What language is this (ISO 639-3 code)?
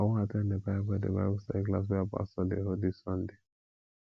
pcm